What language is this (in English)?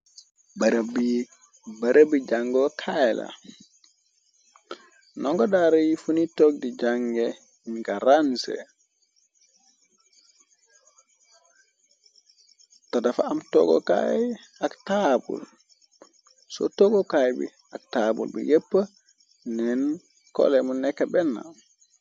Wolof